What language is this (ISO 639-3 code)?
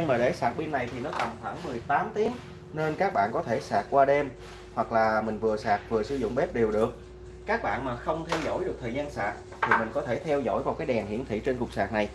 vie